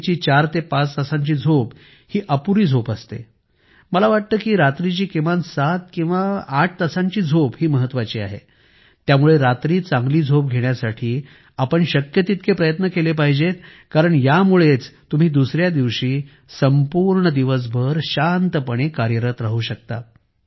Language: Marathi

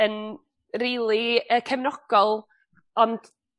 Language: Welsh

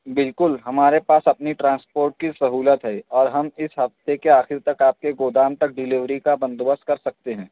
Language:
Urdu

